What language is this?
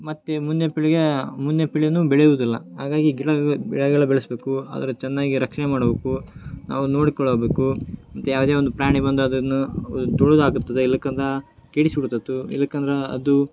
Kannada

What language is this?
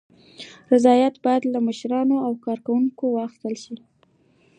Pashto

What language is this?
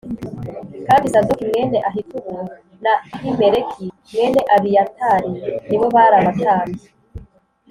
Kinyarwanda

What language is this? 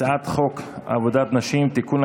Hebrew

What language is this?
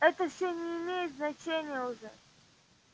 Russian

